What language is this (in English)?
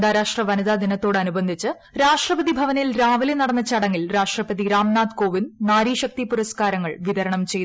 Malayalam